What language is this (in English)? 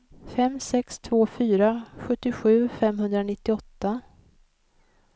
Swedish